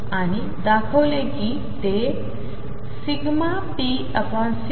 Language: Marathi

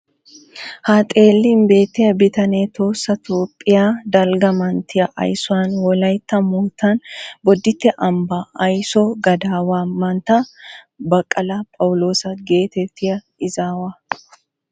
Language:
Wolaytta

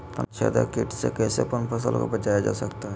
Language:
Magahi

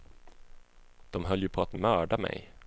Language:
Swedish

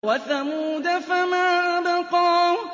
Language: Arabic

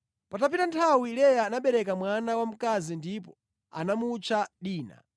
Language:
Nyanja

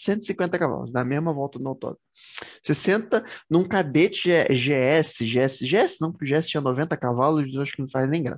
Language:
Portuguese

